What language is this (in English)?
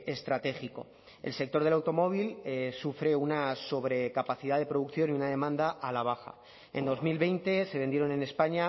Spanish